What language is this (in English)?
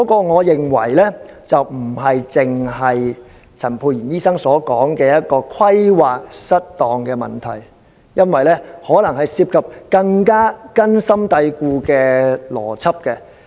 Cantonese